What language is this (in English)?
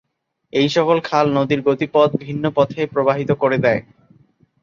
Bangla